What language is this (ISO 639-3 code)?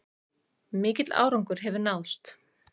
isl